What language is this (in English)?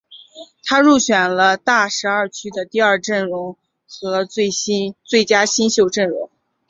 Chinese